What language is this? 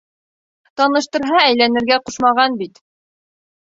Bashkir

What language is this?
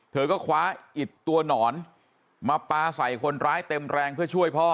Thai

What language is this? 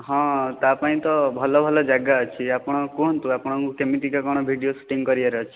Odia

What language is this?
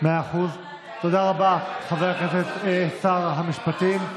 Hebrew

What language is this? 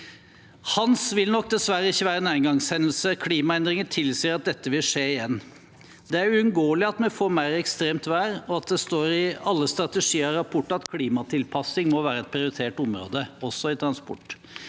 Norwegian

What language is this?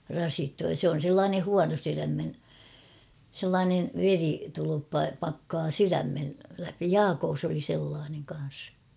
Finnish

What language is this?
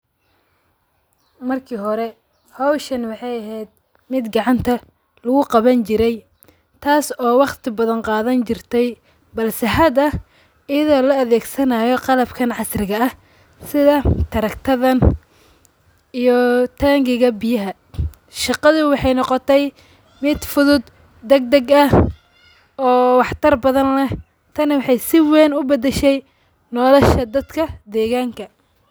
Somali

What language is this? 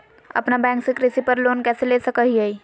Magahi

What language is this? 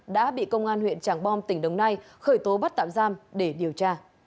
Vietnamese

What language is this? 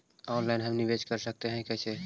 Magahi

